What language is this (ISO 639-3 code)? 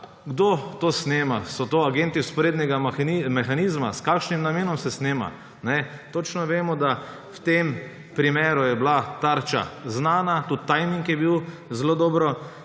slv